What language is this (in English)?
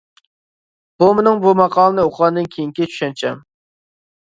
Uyghur